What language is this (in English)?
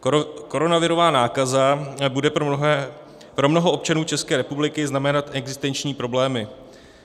Czech